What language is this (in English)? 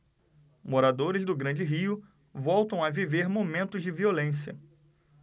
Portuguese